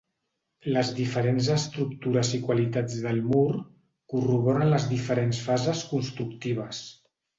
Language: Catalan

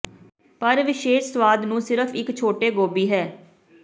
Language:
Punjabi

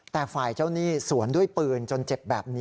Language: Thai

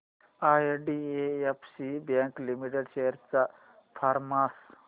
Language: Marathi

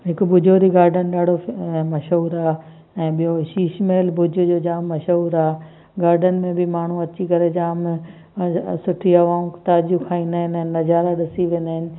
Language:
Sindhi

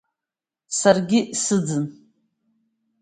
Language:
Abkhazian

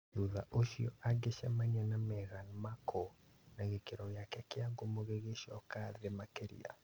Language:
Kikuyu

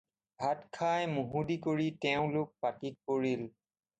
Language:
Assamese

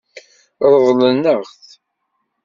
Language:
Kabyle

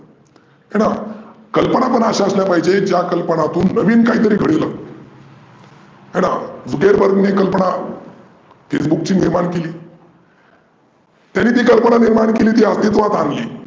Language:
Marathi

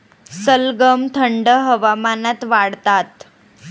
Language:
Marathi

